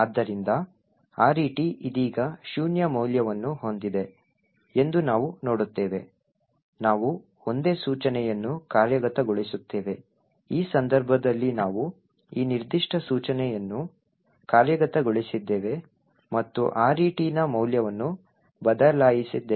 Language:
Kannada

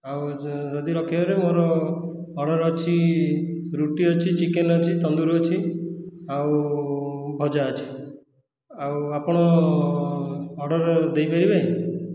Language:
Odia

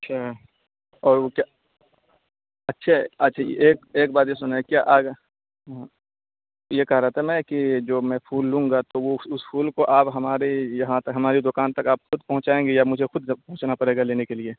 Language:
Urdu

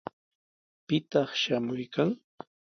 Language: Sihuas Ancash Quechua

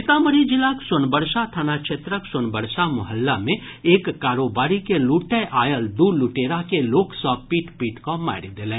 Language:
Maithili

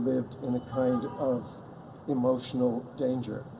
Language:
English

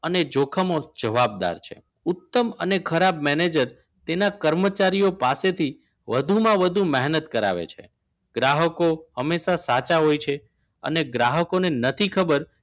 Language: Gujarati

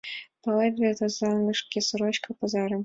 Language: Mari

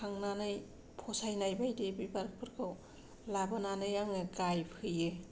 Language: Bodo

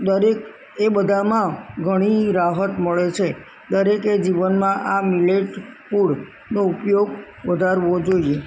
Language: Gujarati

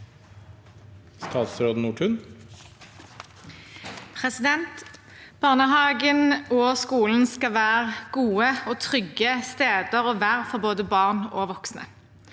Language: Norwegian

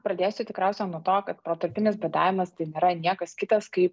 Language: Lithuanian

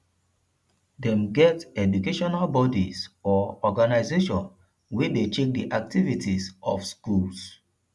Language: Nigerian Pidgin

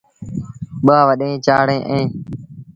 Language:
Sindhi Bhil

